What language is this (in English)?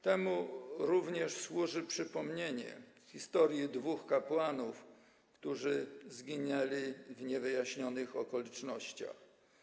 Polish